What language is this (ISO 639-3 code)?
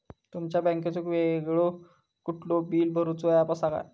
mar